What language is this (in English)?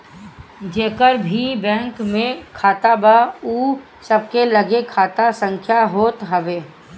Bhojpuri